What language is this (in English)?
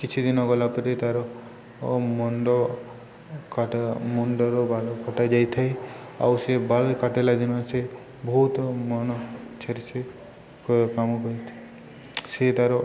Odia